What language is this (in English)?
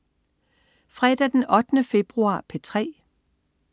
Danish